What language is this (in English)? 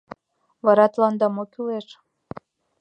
Mari